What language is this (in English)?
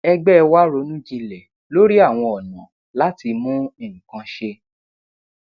Yoruba